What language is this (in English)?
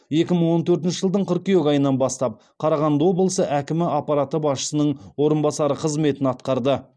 Kazakh